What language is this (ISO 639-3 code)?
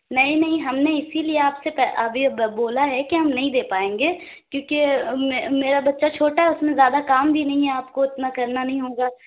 urd